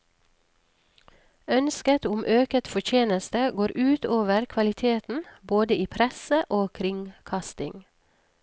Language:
Norwegian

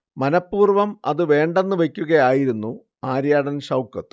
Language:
Malayalam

